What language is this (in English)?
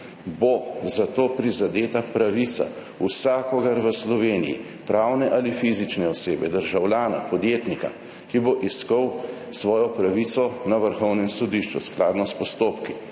Slovenian